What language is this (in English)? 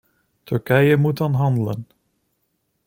Dutch